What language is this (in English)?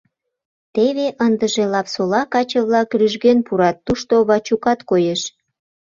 Mari